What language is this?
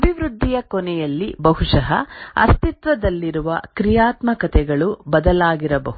Kannada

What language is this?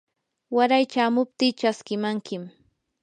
Yanahuanca Pasco Quechua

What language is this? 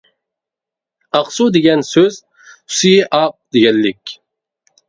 Uyghur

